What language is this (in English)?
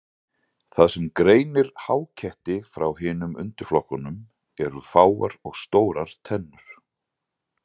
Icelandic